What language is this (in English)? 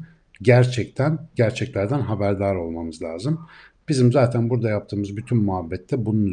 Turkish